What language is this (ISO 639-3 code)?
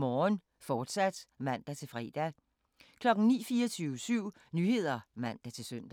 dan